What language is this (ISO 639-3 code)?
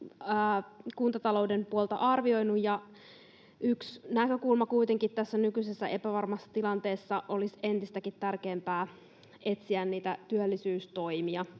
fin